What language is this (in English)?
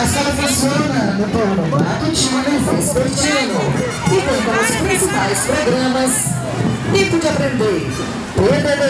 Portuguese